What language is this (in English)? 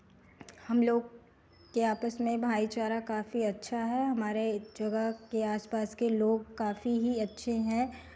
Hindi